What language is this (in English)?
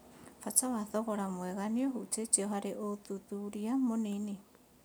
Kikuyu